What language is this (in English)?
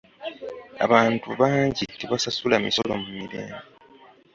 Ganda